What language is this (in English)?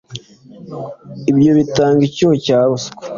Kinyarwanda